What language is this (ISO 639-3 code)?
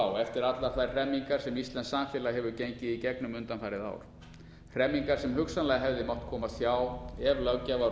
isl